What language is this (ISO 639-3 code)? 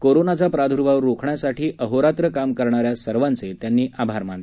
mar